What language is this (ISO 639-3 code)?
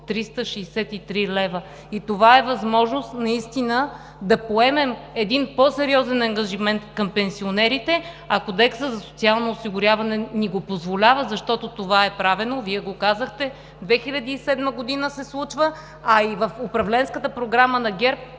bul